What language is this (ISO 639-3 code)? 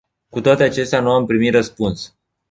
ron